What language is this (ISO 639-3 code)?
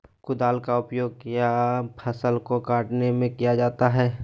mag